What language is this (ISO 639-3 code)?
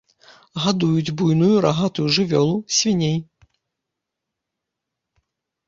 bel